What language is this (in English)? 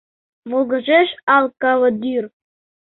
Mari